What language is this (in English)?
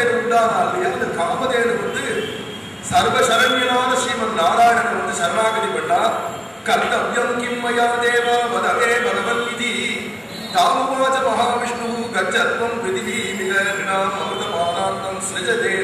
Arabic